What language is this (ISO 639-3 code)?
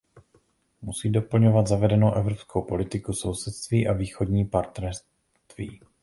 ces